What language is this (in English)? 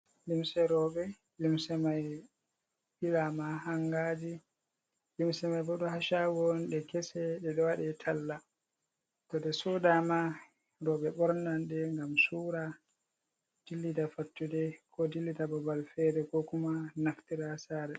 Fula